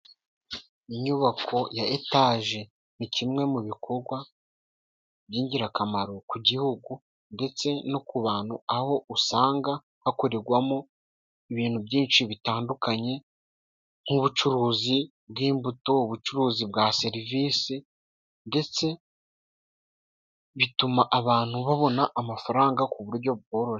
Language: Kinyarwanda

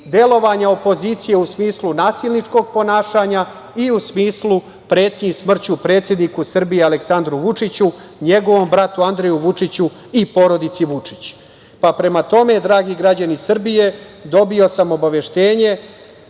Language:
Serbian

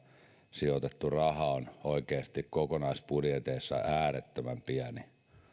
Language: Finnish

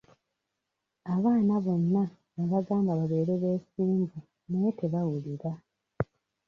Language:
Ganda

